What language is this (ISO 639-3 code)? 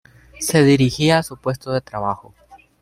spa